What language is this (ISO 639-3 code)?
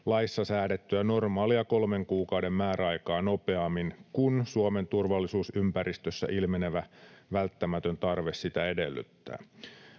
fin